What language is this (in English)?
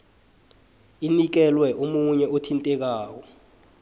South Ndebele